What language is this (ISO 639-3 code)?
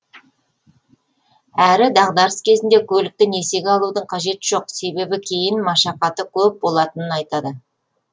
kaz